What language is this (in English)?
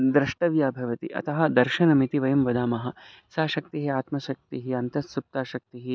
Sanskrit